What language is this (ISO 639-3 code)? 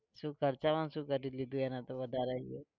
guj